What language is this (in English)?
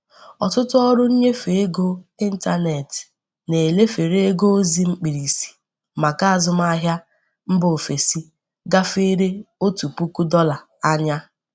Igbo